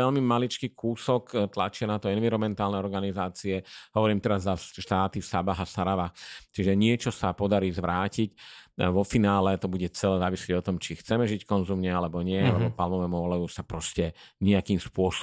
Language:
Slovak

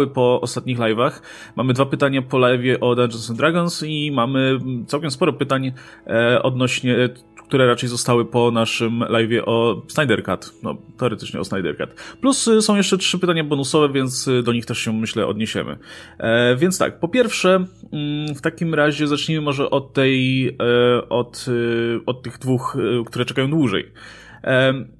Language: Polish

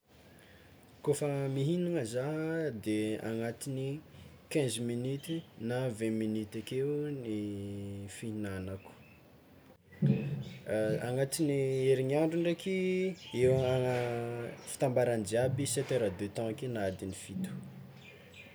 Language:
Tsimihety Malagasy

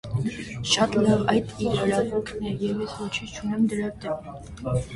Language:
Armenian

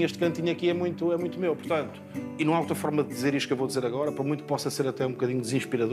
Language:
Portuguese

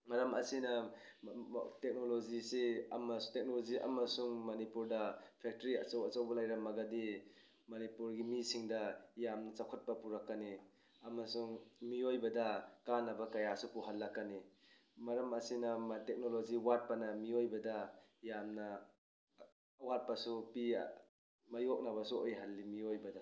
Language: Manipuri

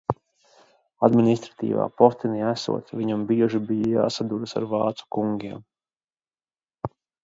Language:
Latvian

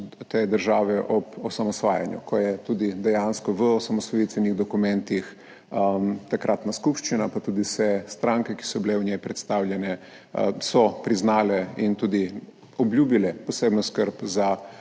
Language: Slovenian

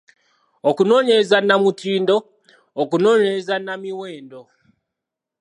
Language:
Ganda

